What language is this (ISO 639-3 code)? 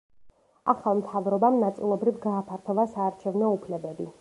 kat